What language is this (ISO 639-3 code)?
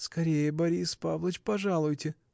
rus